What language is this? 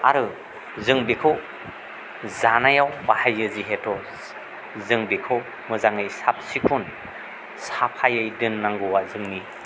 Bodo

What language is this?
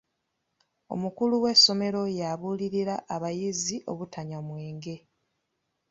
Ganda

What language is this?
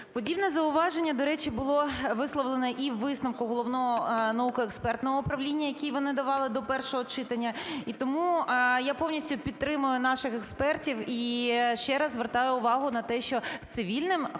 Ukrainian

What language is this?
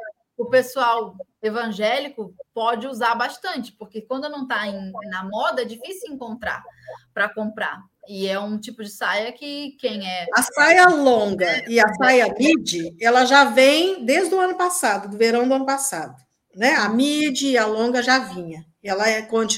Portuguese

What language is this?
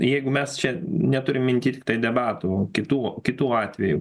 Lithuanian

